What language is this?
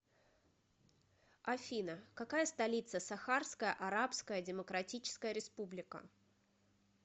Russian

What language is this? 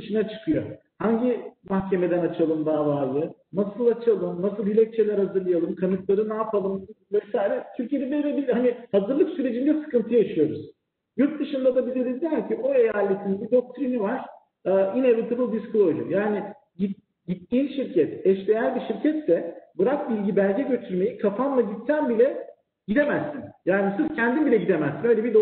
Turkish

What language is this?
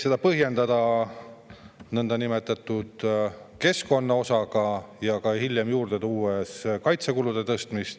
Estonian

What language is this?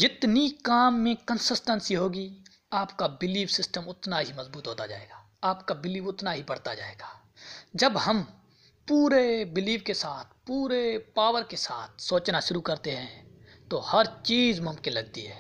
Urdu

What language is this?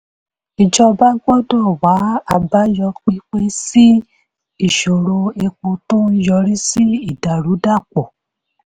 Yoruba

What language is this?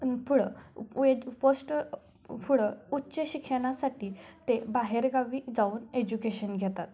Marathi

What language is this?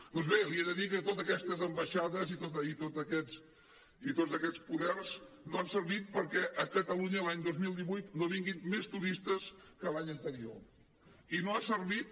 Catalan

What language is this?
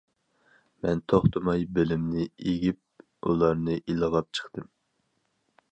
Uyghur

